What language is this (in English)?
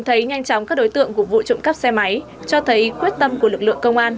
Vietnamese